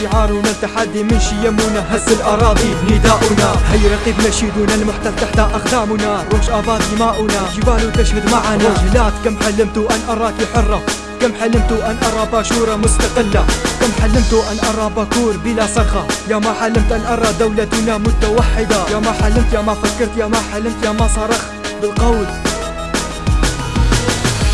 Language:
Arabic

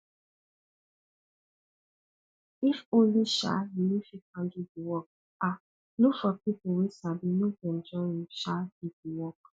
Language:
Nigerian Pidgin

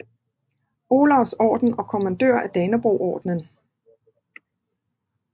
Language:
Danish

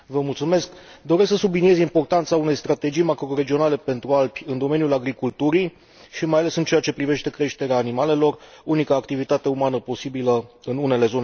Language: Romanian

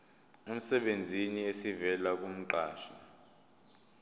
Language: Zulu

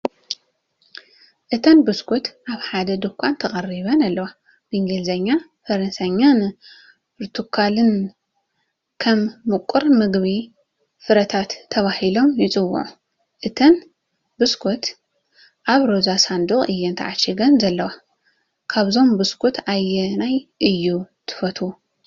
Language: Tigrinya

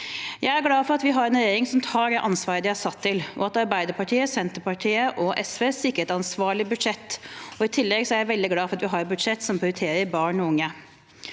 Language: Norwegian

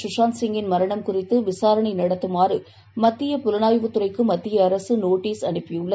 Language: Tamil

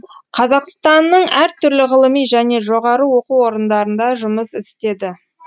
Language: Kazakh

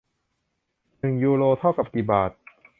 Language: Thai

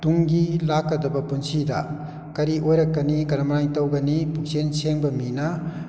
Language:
Manipuri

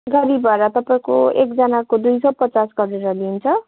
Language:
Nepali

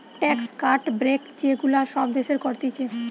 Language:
Bangla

